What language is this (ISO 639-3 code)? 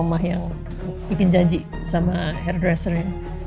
ind